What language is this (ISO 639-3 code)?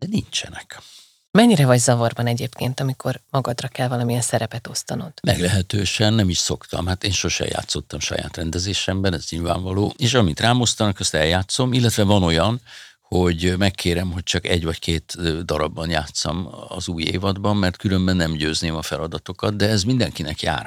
hun